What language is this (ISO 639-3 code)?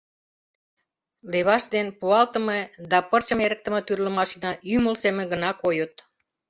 chm